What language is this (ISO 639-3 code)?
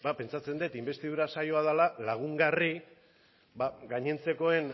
eus